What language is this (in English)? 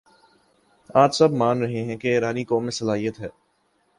Urdu